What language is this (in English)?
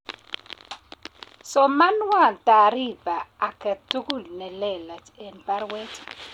Kalenjin